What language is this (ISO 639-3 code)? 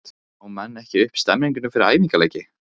isl